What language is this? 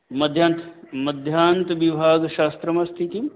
Sanskrit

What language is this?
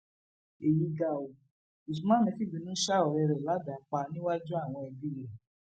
Yoruba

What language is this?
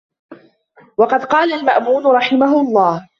Arabic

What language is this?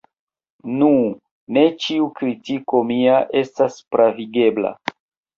Esperanto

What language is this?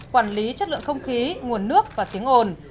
Vietnamese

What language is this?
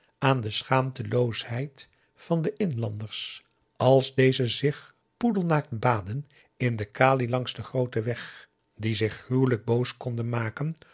Dutch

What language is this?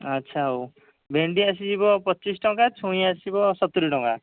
Odia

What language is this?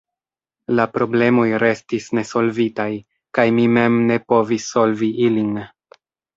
Esperanto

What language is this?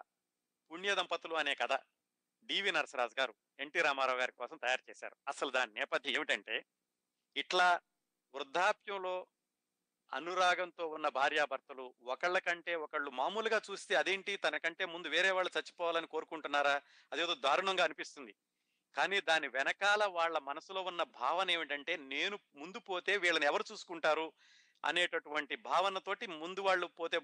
Telugu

